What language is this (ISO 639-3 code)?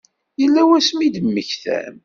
kab